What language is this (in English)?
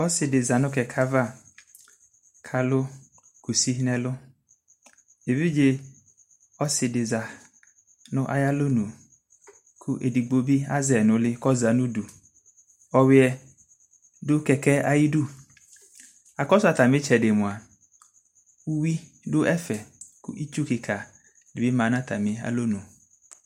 Ikposo